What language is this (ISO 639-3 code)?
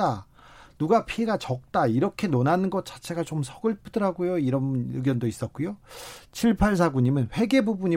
kor